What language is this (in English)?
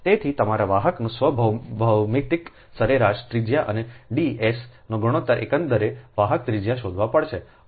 Gujarati